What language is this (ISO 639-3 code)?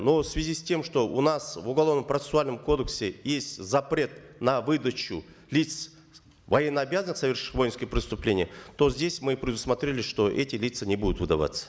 kaz